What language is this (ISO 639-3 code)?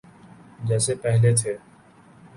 urd